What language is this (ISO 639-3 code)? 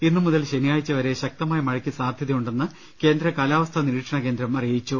mal